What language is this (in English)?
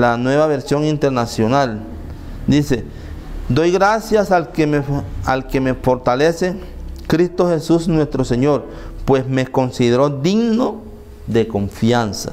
Spanish